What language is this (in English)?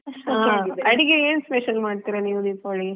Kannada